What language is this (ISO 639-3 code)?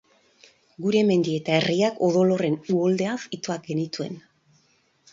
eus